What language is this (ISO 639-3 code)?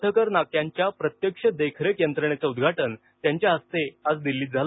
mar